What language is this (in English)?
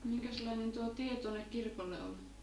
Finnish